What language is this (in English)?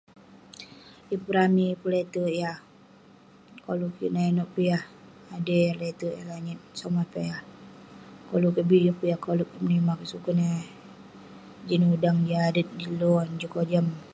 Western Penan